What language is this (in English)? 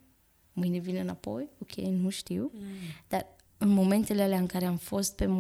Romanian